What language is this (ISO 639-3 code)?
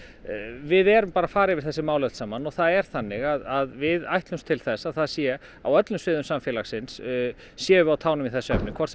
isl